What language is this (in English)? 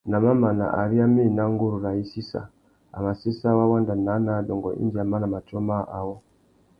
Tuki